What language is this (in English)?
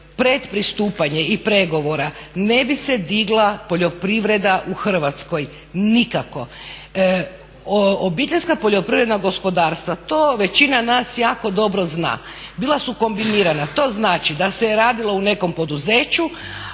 Croatian